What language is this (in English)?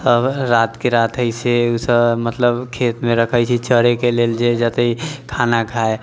Maithili